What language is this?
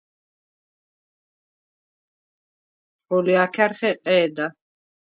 Svan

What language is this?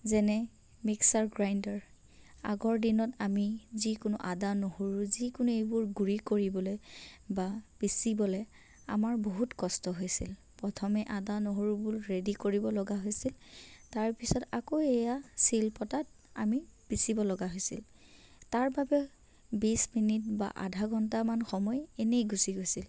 Assamese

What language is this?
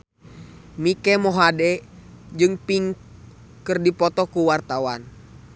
Sundanese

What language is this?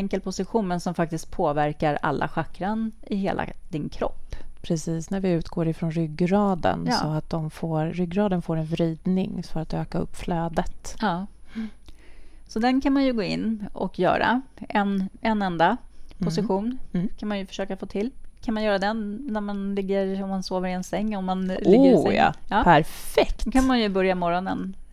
Swedish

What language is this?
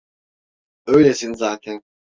Turkish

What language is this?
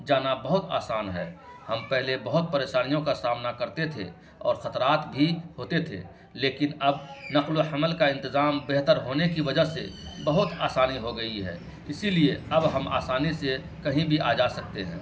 Urdu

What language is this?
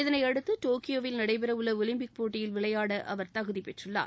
Tamil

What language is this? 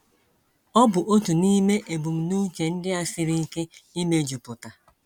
Igbo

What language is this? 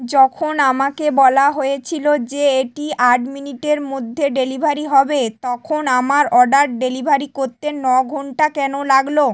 Bangla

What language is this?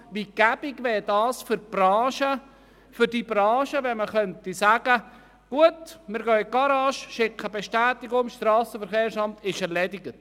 Swiss German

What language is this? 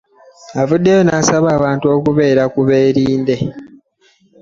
Ganda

